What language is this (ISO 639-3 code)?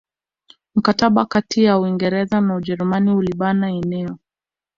swa